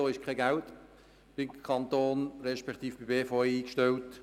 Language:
Swiss German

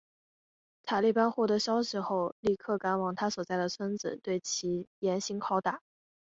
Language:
Chinese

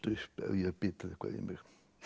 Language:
Icelandic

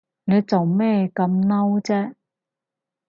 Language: Cantonese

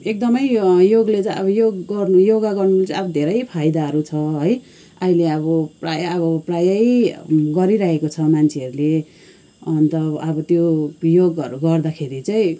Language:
Nepali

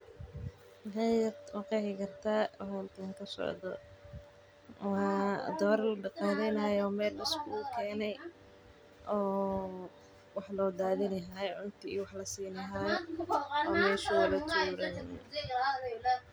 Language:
Somali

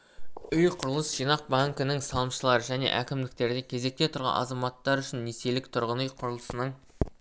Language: Kazakh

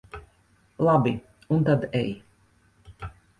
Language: Latvian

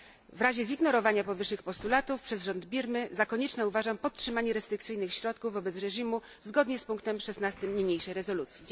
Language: Polish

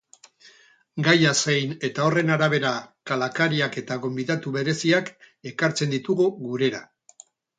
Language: Basque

